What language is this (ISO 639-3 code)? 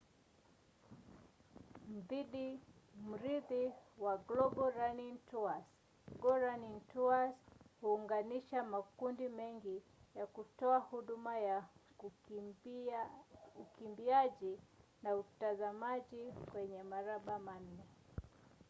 swa